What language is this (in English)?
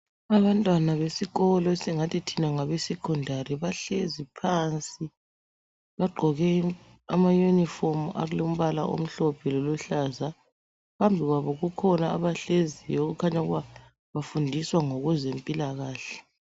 North Ndebele